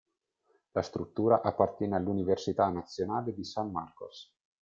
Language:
Italian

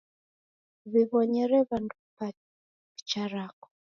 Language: Taita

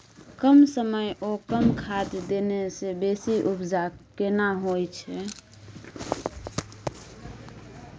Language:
Maithili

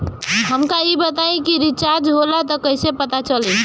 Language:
Bhojpuri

